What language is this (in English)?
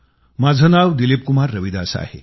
Marathi